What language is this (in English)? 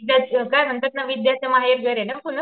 Marathi